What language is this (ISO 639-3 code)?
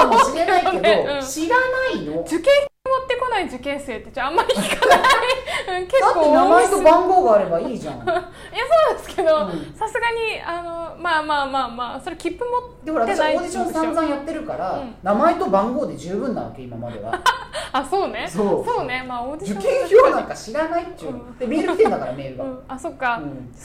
jpn